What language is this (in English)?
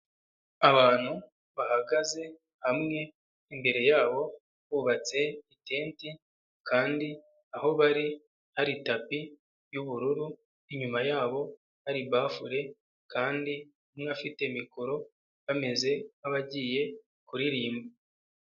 Kinyarwanda